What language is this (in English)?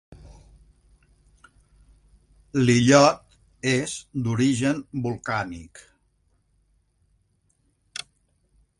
Catalan